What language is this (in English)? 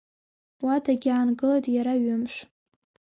Abkhazian